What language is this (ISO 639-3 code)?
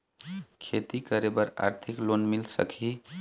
hne